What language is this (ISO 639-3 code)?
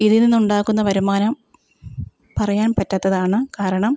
mal